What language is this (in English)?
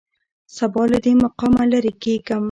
Pashto